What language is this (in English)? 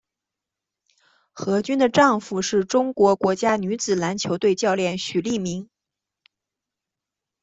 Chinese